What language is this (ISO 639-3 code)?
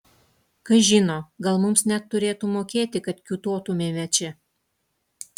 lit